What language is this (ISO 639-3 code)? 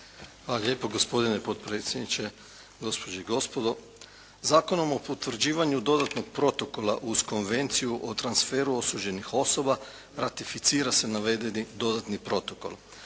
hrv